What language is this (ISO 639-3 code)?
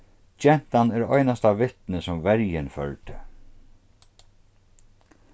fao